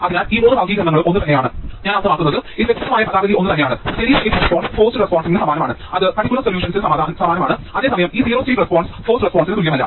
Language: Malayalam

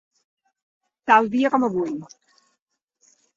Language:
Catalan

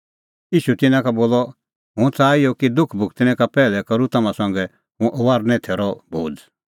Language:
Kullu Pahari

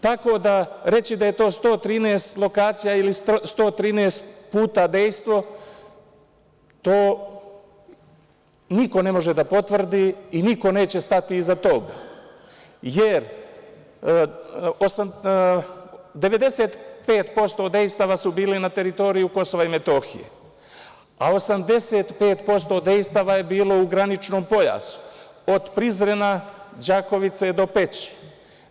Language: Serbian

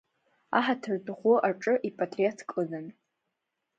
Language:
Abkhazian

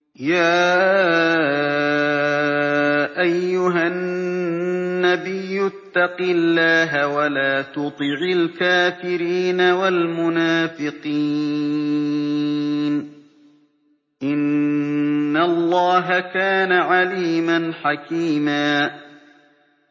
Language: Arabic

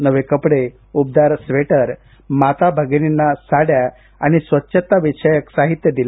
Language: Marathi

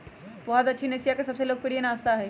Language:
Magahi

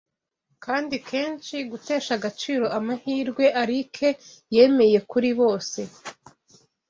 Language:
Kinyarwanda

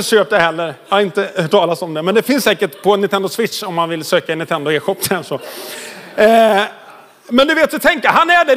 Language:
Swedish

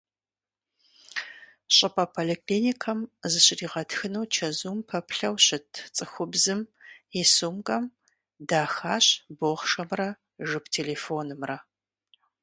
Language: Kabardian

